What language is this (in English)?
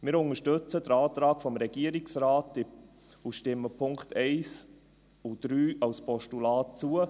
Swiss German